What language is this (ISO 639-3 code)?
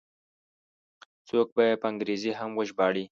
pus